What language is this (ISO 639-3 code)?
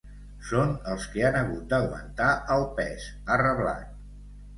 cat